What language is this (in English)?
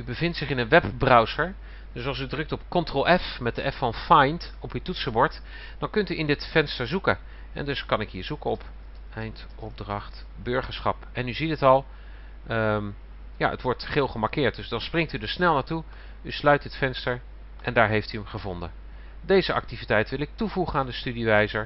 Dutch